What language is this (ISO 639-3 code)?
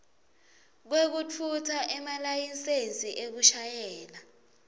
ssw